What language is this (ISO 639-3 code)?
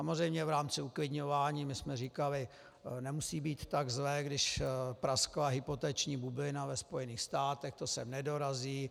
ces